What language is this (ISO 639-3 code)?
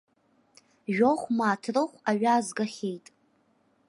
abk